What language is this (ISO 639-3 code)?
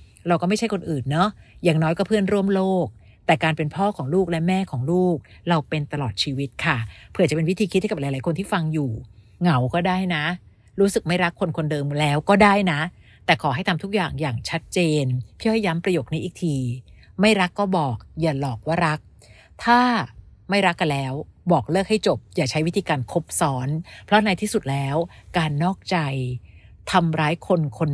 tha